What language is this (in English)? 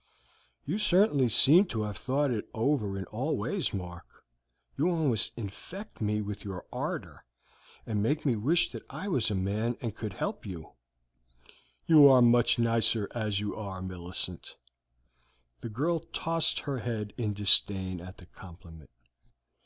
English